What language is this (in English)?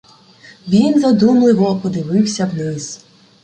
Ukrainian